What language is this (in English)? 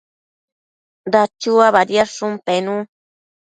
Matsés